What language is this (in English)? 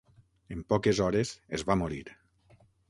Catalan